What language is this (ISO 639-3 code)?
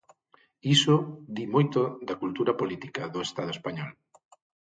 glg